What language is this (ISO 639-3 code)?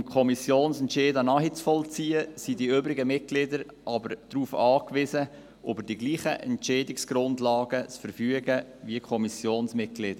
gsw